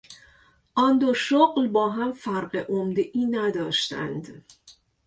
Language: Persian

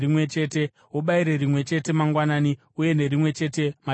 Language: Shona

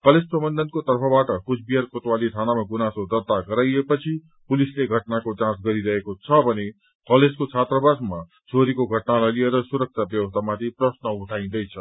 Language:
Nepali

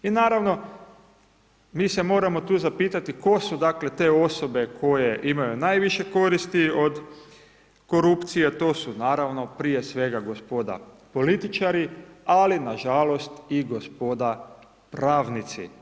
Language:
Croatian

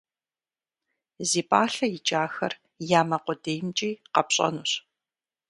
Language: Kabardian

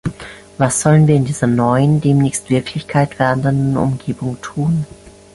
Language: German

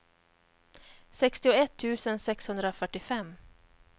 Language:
Swedish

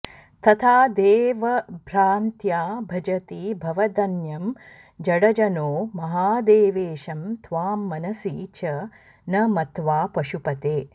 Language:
Sanskrit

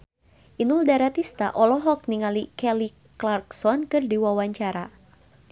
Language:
Sundanese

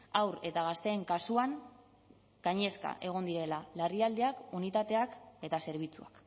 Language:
Basque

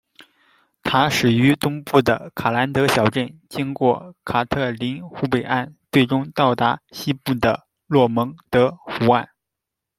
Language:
Chinese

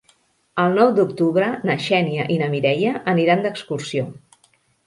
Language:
Catalan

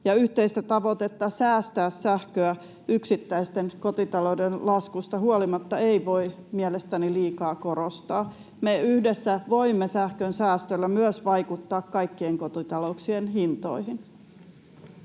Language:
Finnish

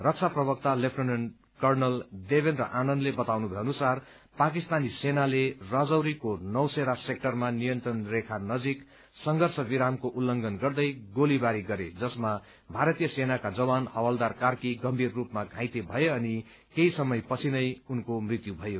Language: Nepali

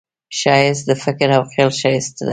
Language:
Pashto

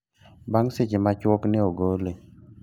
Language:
Luo (Kenya and Tanzania)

